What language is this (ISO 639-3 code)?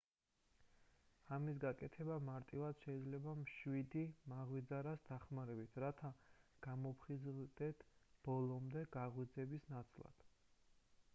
kat